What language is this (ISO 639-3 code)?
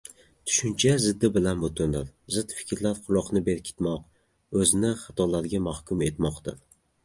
uzb